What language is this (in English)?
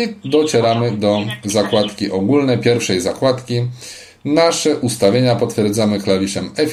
Polish